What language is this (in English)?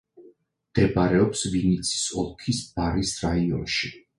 Georgian